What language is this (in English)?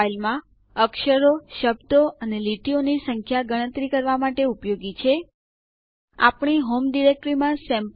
Gujarati